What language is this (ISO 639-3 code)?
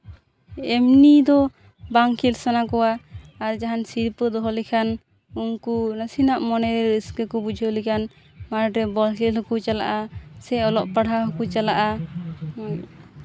sat